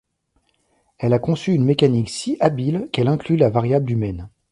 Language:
French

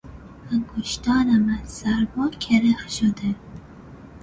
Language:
Persian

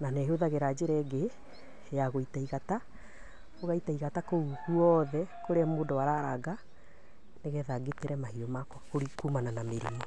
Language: Kikuyu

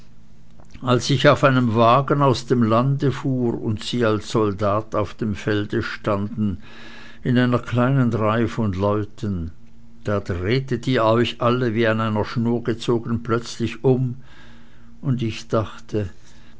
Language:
German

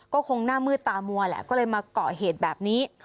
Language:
Thai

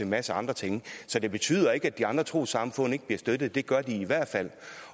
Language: Danish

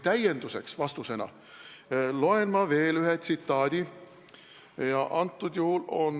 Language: Estonian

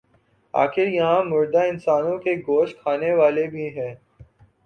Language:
Urdu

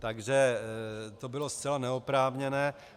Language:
Czech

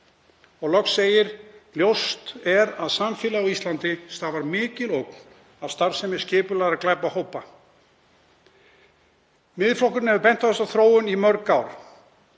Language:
Icelandic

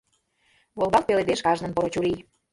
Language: Mari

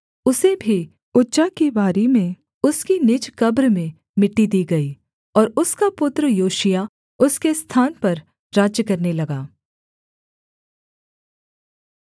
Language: Hindi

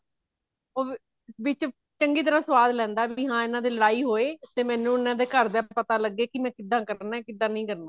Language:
Punjabi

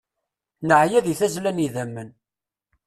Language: Kabyle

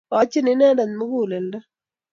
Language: Kalenjin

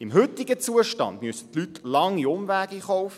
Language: Swiss German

